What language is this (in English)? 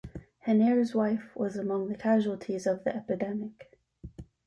English